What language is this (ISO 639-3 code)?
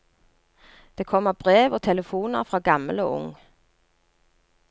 nor